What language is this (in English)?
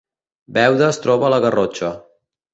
Catalan